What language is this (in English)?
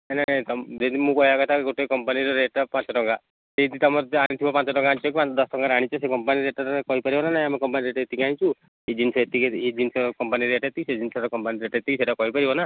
Odia